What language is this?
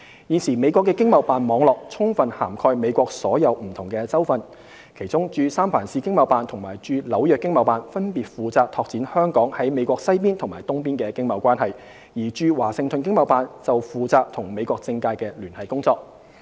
Cantonese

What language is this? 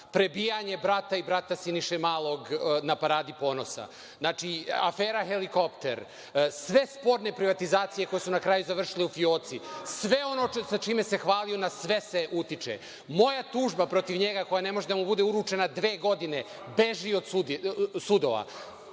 Serbian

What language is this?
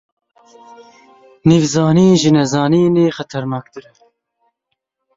Kurdish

